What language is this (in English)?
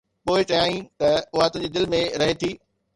Sindhi